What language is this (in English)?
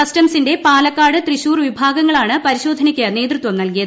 Malayalam